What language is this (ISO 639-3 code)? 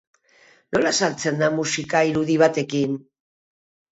eus